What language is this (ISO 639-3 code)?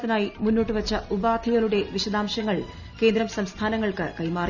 mal